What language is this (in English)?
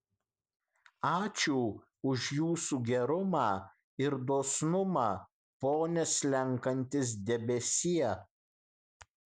Lithuanian